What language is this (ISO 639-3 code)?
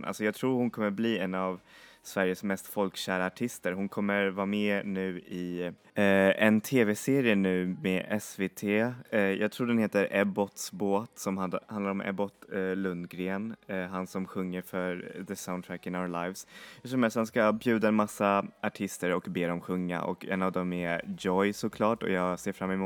swe